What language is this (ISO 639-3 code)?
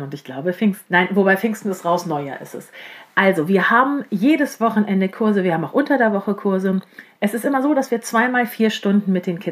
deu